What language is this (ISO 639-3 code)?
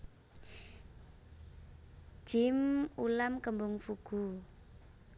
jav